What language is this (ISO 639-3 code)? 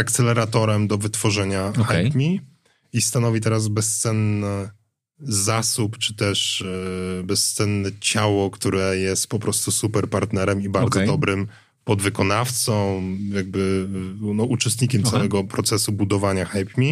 pol